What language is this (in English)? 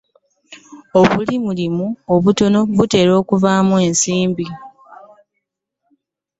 Ganda